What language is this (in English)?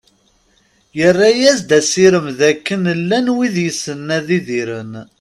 Kabyle